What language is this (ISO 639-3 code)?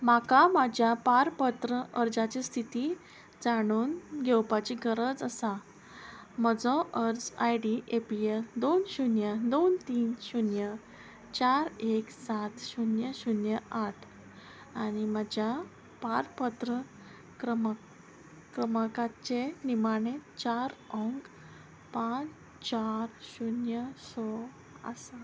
kok